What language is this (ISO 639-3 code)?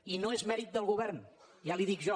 cat